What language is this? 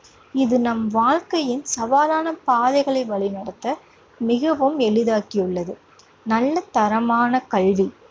Tamil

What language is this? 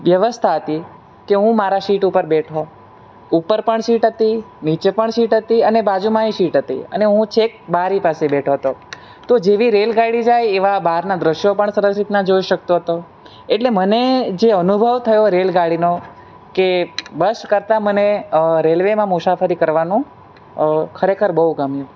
Gujarati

